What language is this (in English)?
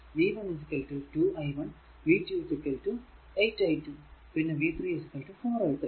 Malayalam